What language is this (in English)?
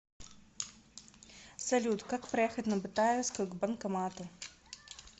Russian